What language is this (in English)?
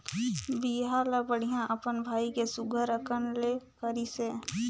Chhattisgarhi